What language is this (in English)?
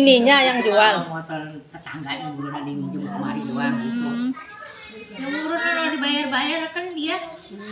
Indonesian